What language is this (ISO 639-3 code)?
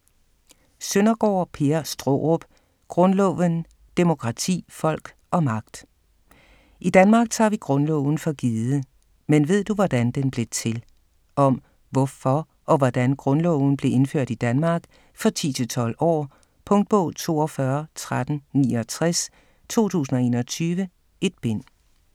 dan